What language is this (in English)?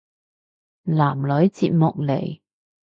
Cantonese